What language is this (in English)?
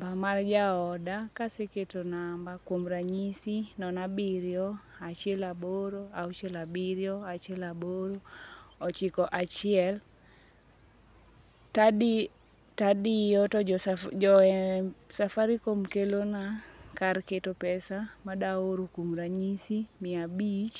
Luo (Kenya and Tanzania)